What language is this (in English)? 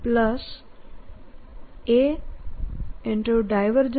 Gujarati